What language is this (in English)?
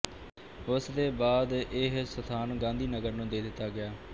Punjabi